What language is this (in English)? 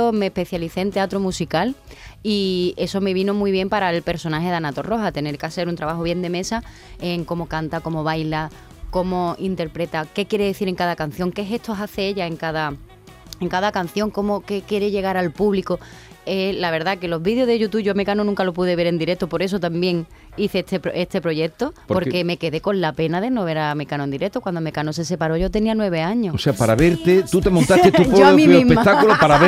Spanish